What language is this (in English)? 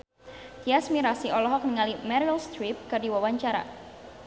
Sundanese